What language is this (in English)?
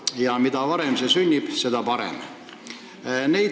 Estonian